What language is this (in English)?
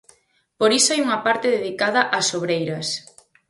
Galician